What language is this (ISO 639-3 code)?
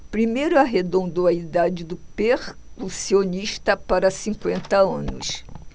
por